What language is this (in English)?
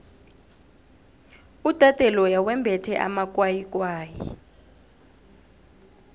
South Ndebele